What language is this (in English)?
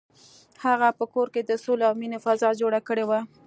Pashto